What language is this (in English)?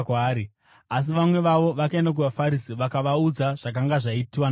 Shona